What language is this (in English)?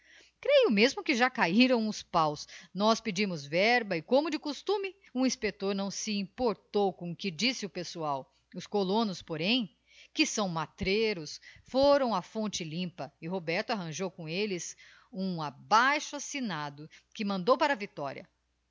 Portuguese